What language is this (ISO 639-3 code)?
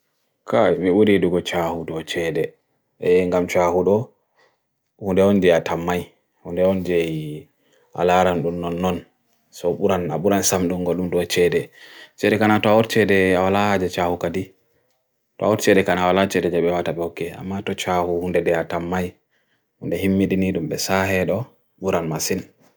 fui